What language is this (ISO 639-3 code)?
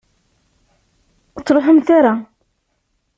kab